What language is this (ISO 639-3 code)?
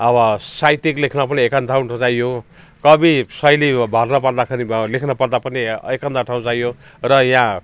nep